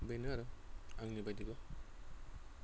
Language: Bodo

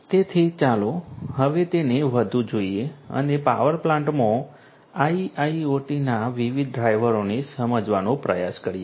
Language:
Gujarati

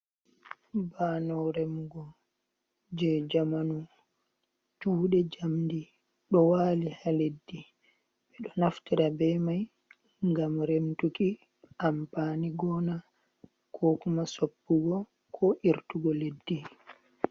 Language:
Fula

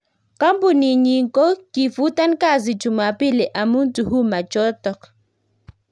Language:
Kalenjin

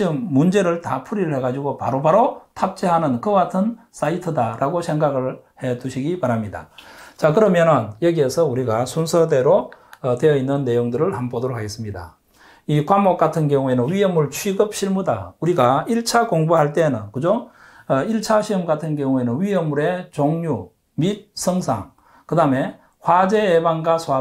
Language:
Korean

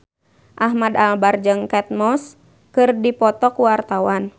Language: Sundanese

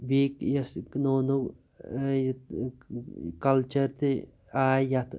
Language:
Kashmiri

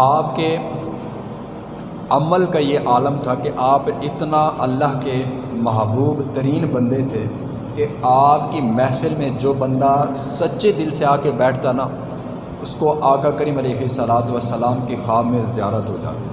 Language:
Urdu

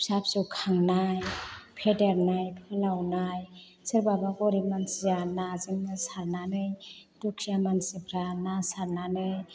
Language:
Bodo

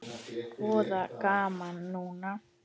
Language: Icelandic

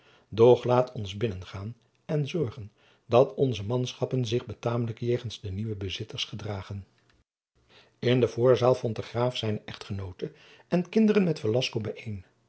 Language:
Dutch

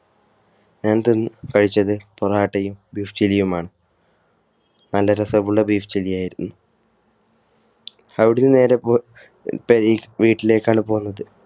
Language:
Malayalam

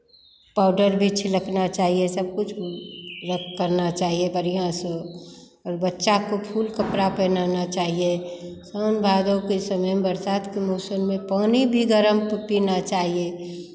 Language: Hindi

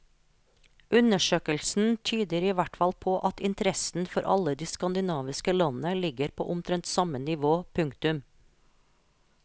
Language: Norwegian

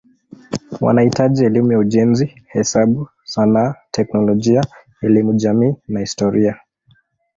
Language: Swahili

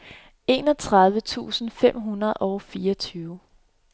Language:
Danish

